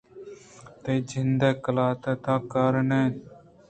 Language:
Eastern Balochi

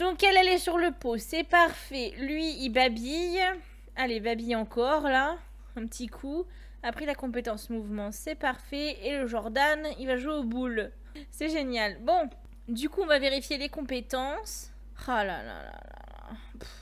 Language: French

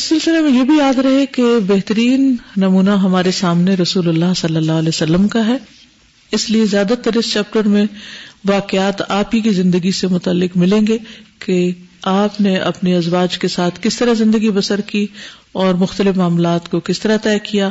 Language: Urdu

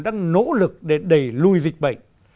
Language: Vietnamese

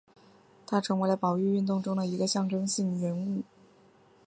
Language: Chinese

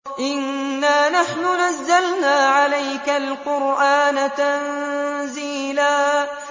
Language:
Arabic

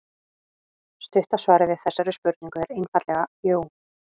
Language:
Icelandic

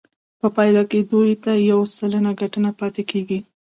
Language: Pashto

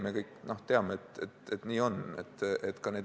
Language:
Estonian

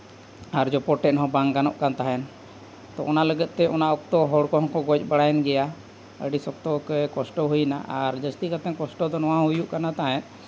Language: Santali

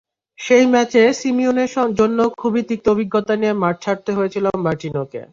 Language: Bangla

